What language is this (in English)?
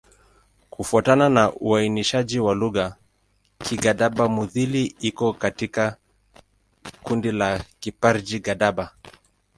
Swahili